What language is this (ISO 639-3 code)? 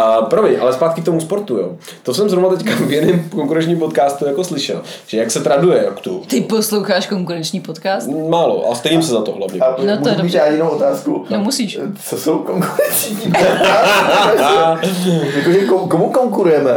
ces